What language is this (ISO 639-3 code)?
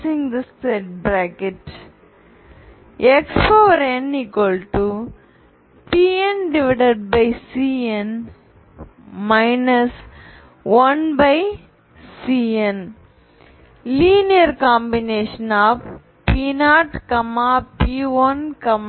tam